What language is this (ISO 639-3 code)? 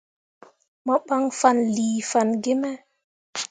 mua